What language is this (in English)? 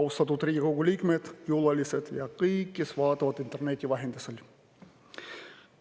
Estonian